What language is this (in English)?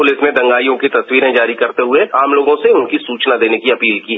Hindi